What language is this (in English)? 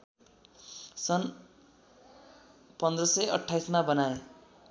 Nepali